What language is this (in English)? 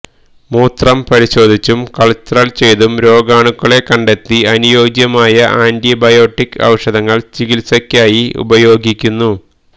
Malayalam